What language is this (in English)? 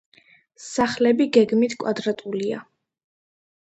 Georgian